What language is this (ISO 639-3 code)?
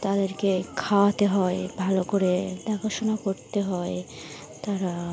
ben